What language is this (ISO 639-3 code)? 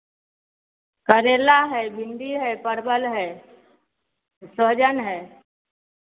mai